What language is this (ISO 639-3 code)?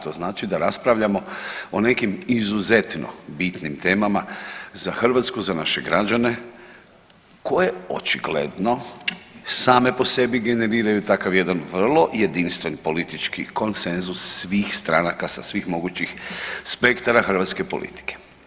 hrv